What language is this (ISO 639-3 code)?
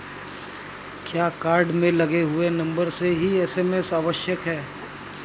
hin